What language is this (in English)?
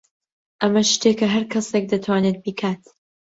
Central Kurdish